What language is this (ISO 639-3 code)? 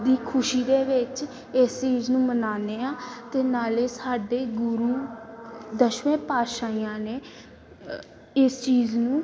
pan